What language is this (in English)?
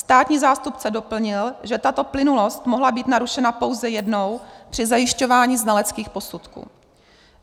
Czech